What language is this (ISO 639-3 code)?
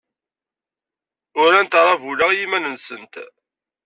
kab